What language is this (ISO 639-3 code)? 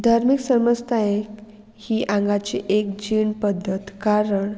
kok